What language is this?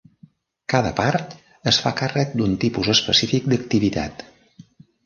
Catalan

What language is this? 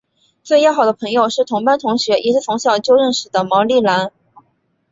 Chinese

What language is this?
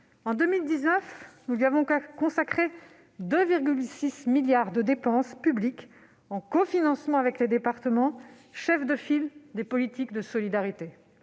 French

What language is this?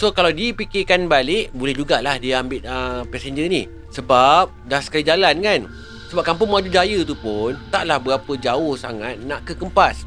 Malay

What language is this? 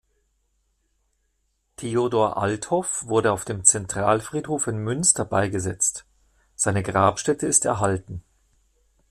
German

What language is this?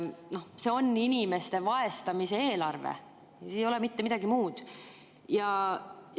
Estonian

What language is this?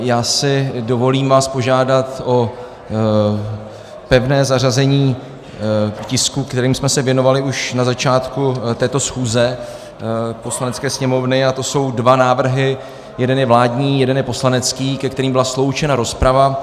Czech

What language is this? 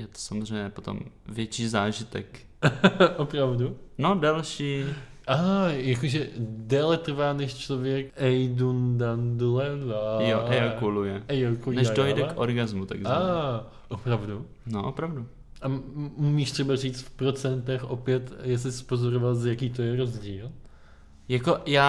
Czech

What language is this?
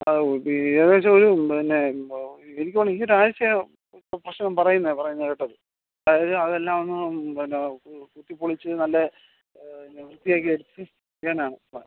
Malayalam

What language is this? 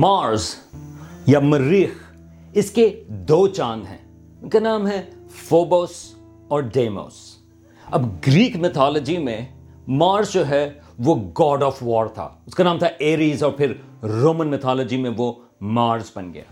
Urdu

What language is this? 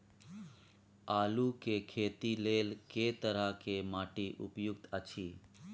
Maithili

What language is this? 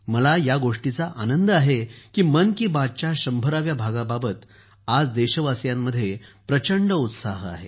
Marathi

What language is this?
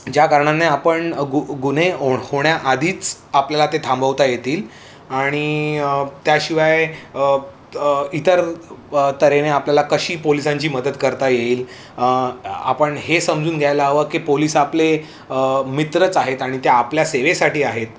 Marathi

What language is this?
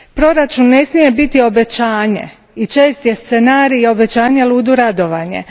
Croatian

